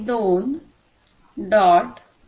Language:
Marathi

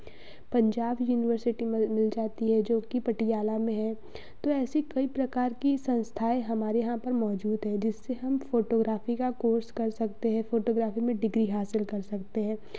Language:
Hindi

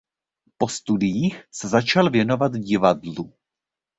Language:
Czech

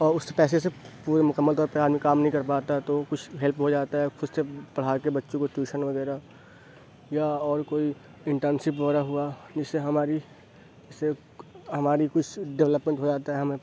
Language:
Urdu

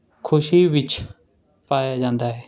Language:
Punjabi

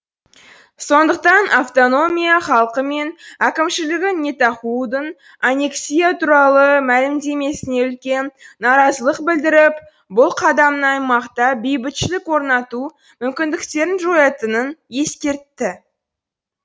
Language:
Kazakh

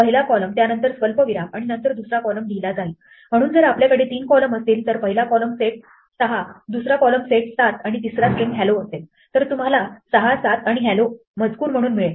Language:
Marathi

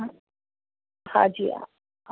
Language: Sindhi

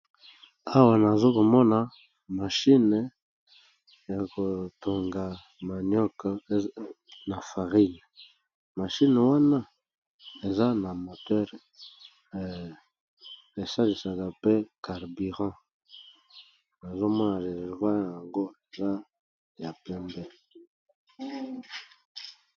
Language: Lingala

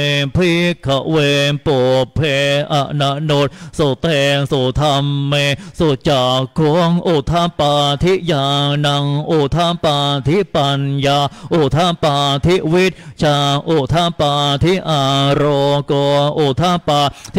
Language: Thai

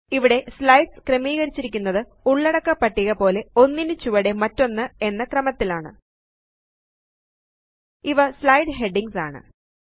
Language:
Malayalam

